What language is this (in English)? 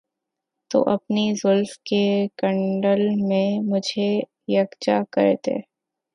Urdu